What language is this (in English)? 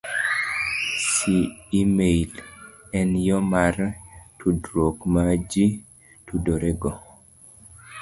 Luo (Kenya and Tanzania)